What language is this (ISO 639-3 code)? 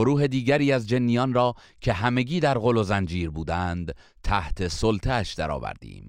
fas